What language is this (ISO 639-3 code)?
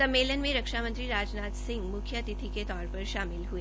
hin